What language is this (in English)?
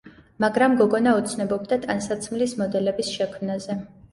Georgian